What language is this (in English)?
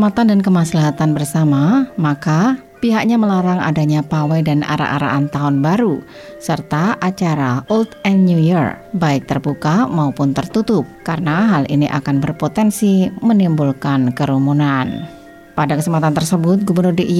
Indonesian